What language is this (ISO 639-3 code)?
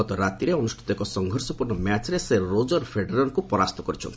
ori